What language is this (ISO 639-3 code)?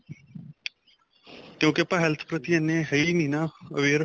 pan